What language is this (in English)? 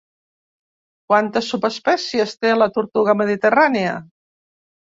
Catalan